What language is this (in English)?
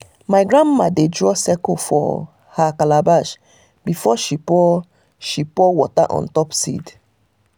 Nigerian Pidgin